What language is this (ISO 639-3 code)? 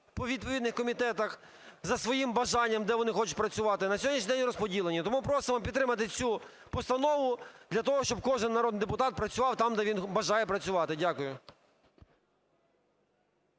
ukr